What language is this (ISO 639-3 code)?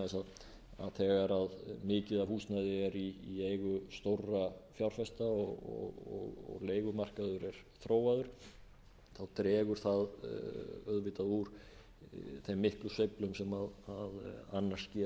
isl